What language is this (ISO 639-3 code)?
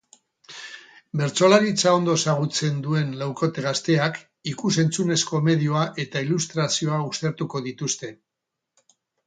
eus